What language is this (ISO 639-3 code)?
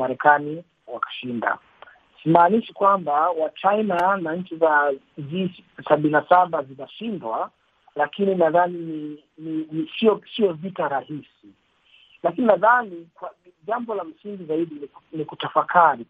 swa